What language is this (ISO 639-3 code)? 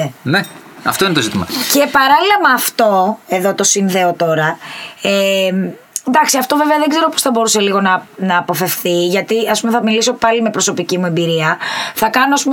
ell